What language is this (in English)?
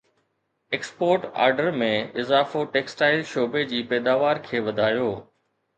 Sindhi